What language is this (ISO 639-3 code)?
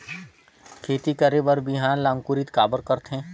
hne